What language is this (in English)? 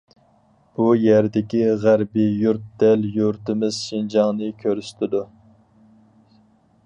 Uyghur